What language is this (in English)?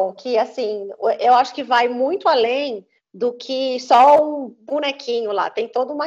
Portuguese